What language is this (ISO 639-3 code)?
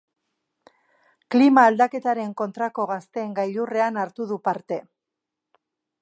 eus